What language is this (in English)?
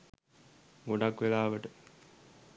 Sinhala